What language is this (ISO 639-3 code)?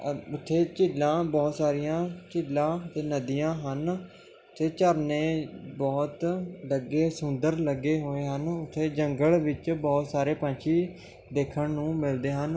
pan